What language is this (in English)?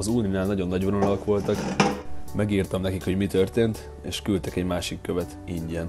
Hungarian